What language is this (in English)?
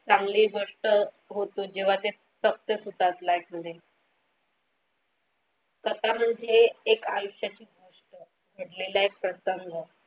Marathi